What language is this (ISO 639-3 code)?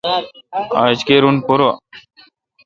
xka